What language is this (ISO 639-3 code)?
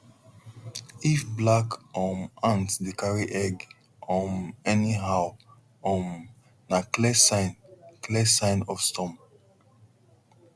pcm